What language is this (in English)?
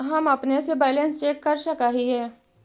Magahi